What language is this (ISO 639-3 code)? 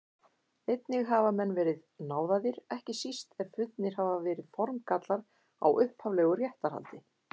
isl